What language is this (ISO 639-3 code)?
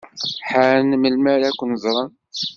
kab